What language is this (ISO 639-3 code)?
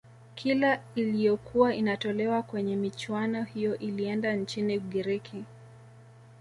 swa